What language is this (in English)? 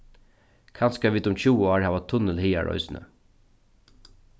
Faroese